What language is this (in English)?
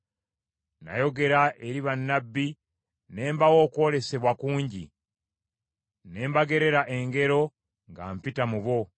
Ganda